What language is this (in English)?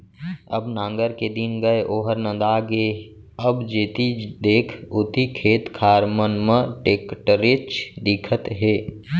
Chhattisgarhi